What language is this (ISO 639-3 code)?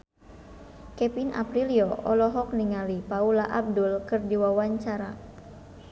sun